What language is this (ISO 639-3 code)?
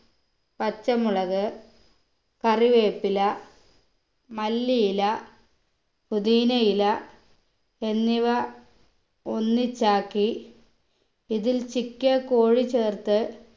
mal